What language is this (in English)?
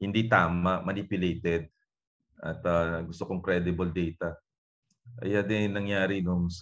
Filipino